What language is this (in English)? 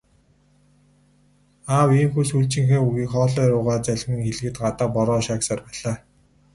Mongolian